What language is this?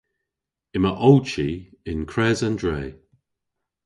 Cornish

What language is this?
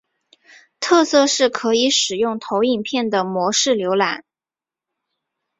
Chinese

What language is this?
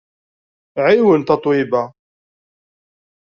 Kabyle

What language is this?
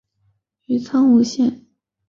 Chinese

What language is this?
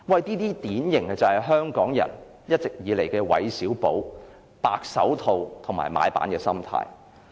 Cantonese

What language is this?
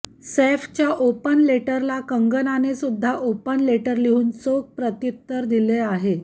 Marathi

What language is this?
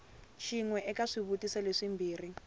Tsonga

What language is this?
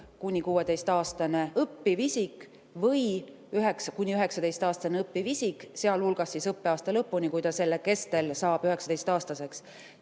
Estonian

